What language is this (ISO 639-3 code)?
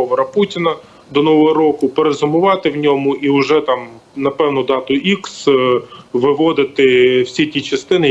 ukr